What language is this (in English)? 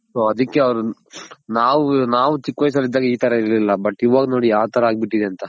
Kannada